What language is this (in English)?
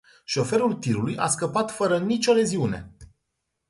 Romanian